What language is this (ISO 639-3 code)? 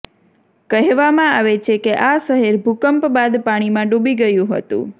guj